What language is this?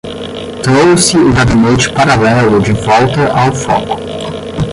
Portuguese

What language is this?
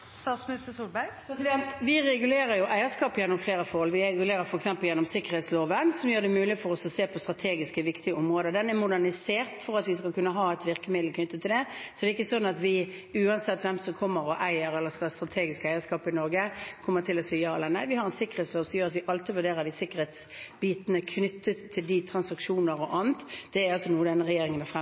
Norwegian Bokmål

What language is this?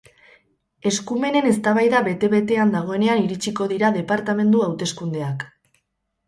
Basque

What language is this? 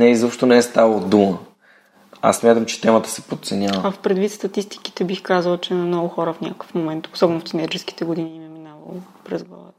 Bulgarian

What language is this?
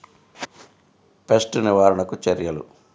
Telugu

